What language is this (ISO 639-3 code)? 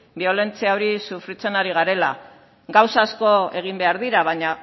eus